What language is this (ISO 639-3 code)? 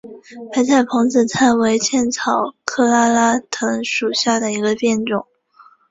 zho